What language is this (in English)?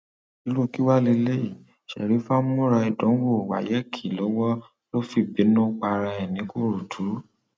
Yoruba